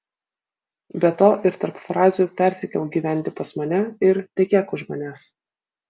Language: Lithuanian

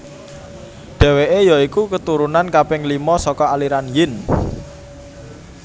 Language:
Javanese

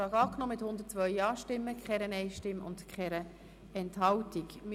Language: Swiss German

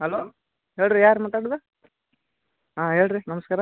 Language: Kannada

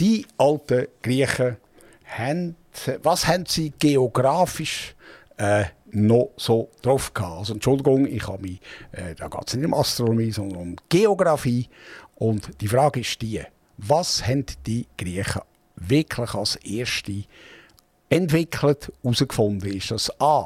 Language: German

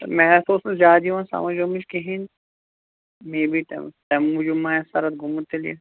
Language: Kashmiri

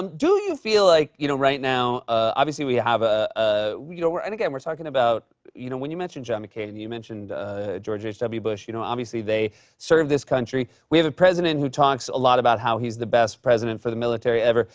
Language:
English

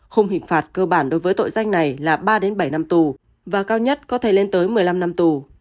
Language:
Vietnamese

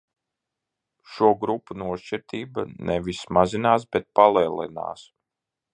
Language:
Latvian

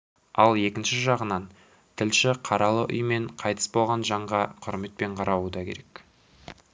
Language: Kazakh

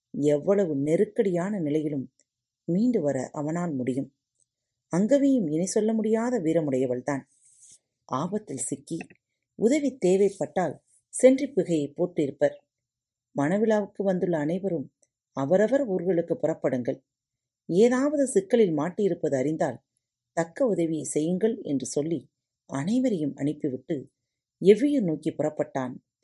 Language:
Tamil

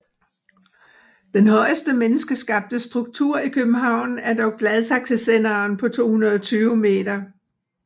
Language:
Danish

